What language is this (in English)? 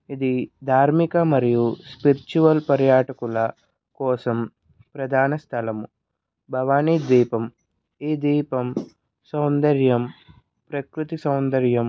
Telugu